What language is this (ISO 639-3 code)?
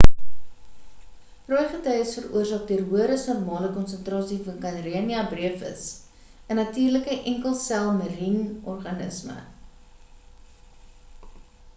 afr